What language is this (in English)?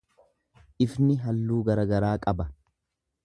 Oromo